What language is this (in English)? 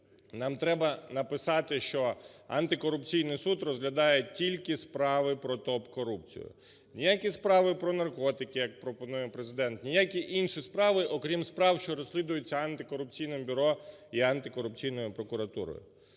Ukrainian